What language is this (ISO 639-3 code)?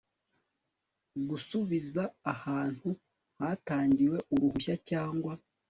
kin